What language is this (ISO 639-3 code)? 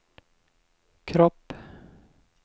swe